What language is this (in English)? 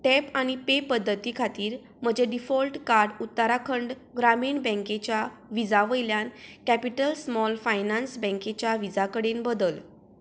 Konkani